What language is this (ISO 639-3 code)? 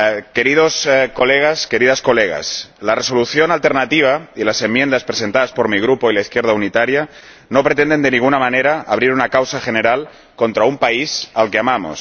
spa